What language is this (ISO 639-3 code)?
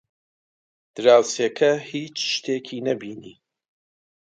ckb